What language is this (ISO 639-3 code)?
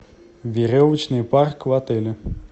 rus